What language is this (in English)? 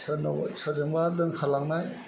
Bodo